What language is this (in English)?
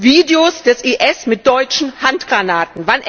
German